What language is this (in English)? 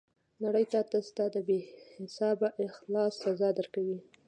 Pashto